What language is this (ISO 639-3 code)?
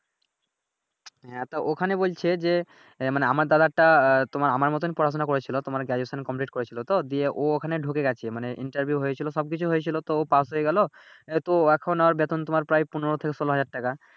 ben